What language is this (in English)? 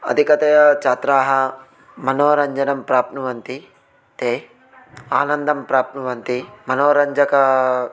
Sanskrit